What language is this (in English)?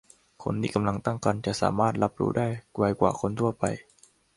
Thai